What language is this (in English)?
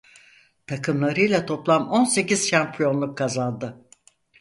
Turkish